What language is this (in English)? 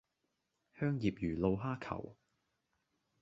Cantonese